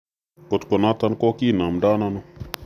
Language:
Kalenjin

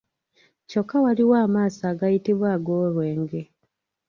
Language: Ganda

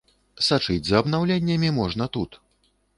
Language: Belarusian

